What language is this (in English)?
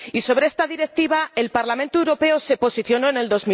Spanish